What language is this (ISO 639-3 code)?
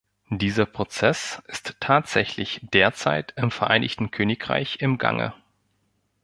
deu